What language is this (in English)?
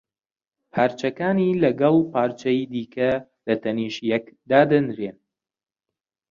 Central Kurdish